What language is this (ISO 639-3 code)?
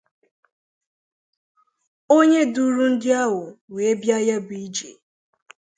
ibo